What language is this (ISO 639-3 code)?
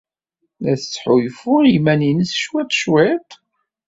kab